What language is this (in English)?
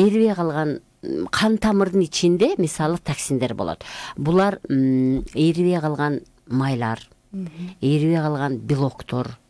Turkish